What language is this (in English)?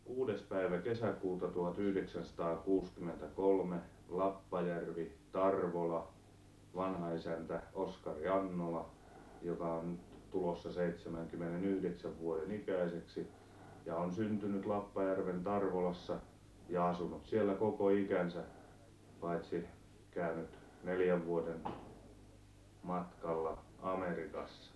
Finnish